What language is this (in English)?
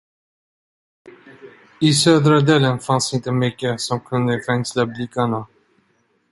Swedish